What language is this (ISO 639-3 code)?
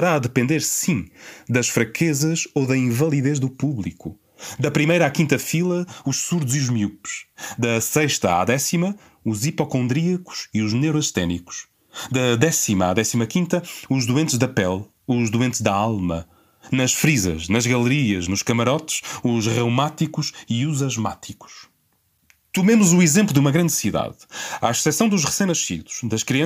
por